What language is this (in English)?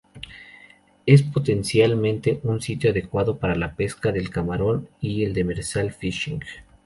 Spanish